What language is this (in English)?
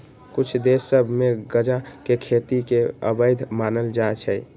Magahi